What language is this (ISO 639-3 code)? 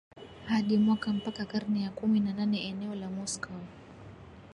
swa